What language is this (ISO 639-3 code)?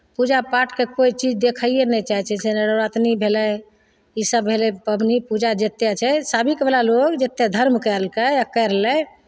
mai